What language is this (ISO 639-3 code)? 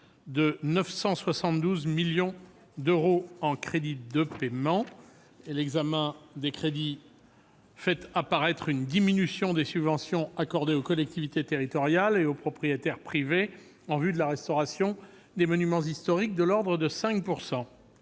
fra